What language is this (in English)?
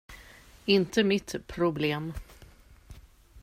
Swedish